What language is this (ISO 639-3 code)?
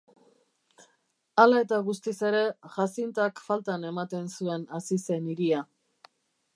eus